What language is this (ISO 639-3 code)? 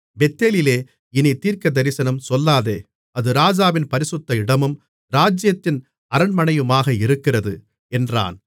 tam